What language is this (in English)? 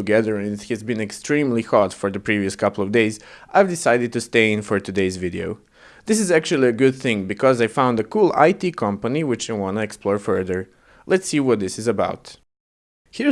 English